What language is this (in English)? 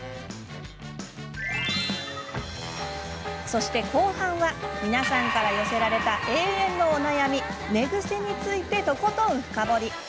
Japanese